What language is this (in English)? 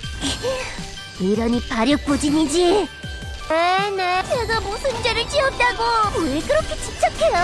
Korean